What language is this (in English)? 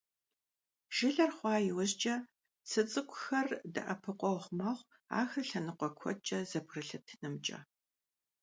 Kabardian